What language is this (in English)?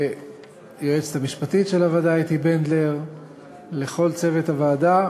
Hebrew